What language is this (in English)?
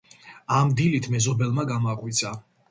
Georgian